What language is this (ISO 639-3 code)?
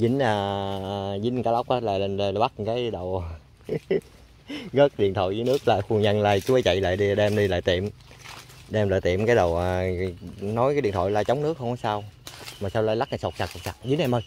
vie